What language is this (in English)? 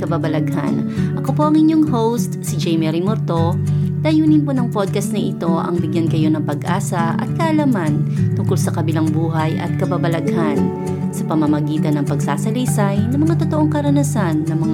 Filipino